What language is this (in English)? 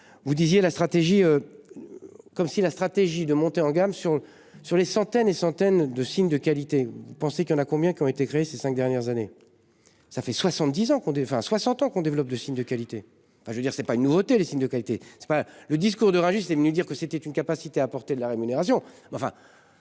French